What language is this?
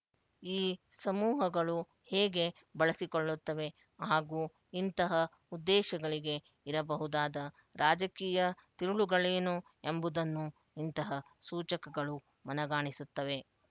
Kannada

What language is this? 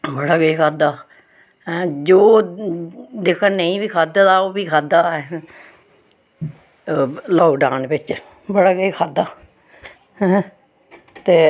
Dogri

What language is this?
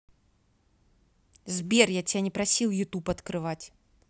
Russian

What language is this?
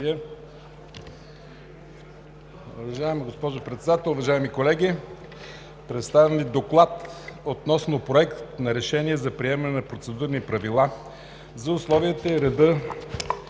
Bulgarian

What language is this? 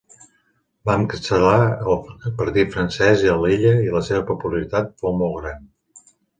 Catalan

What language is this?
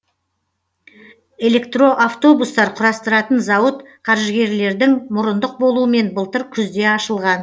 Kazakh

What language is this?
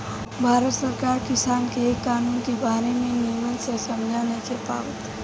Bhojpuri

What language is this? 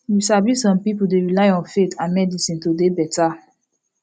Nigerian Pidgin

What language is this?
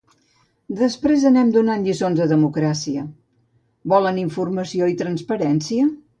Catalan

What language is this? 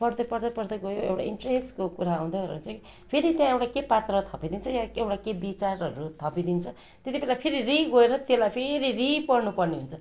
Nepali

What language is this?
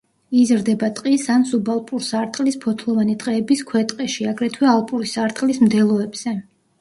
Georgian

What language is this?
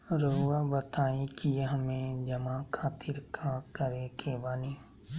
Magahi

